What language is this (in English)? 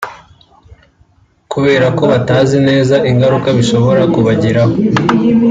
Kinyarwanda